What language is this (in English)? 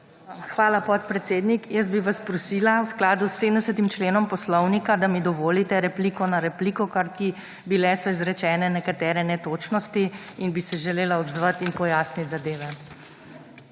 Slovenian